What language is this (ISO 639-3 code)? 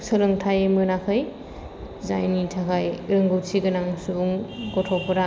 brx